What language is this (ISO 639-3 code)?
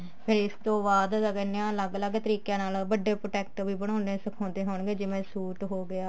pan